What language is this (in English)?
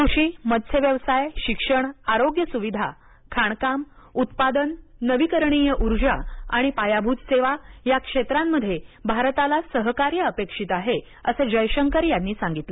Marathi